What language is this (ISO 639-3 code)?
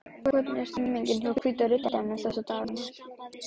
isl